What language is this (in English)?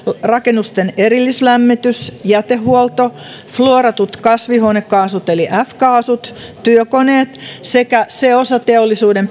Finnish